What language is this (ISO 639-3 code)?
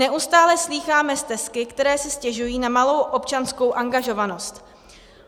ces